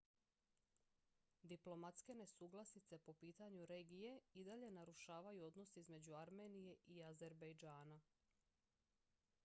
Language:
Croatian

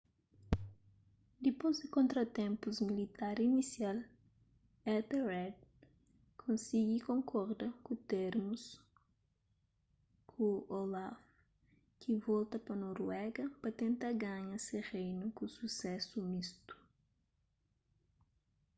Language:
Kabuverdianu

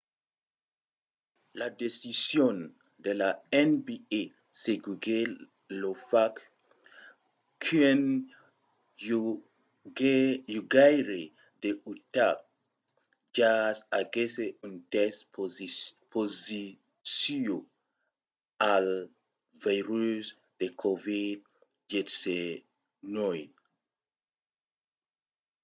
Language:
Occitan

